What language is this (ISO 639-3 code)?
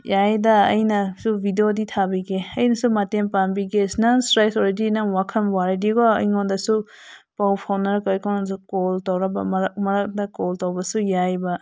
mni